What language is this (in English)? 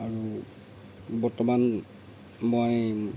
Assamese